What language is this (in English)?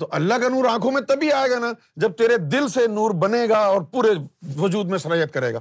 Urdu